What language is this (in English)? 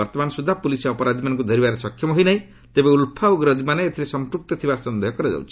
Odia